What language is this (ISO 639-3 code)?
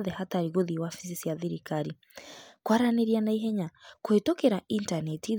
kik